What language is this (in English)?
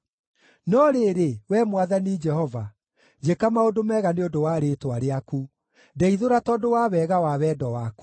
Kikuyu